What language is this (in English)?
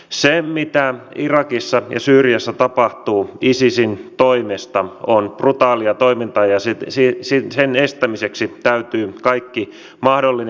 Finnish